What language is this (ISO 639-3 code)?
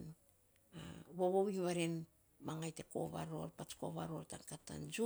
sps